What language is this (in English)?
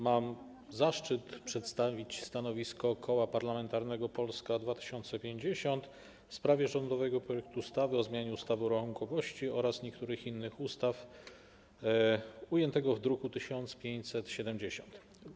Polish